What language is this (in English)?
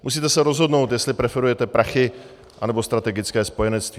Czech